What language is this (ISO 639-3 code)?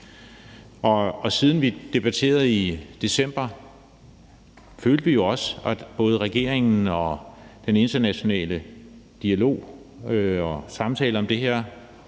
dan